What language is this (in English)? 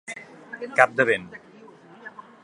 Catalan